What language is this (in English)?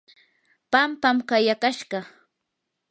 Yanahuanca Pasco Quechua